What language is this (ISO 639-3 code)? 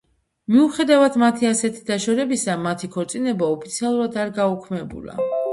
kat